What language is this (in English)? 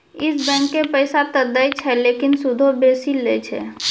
Maithili